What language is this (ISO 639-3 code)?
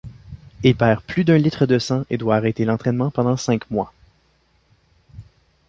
fra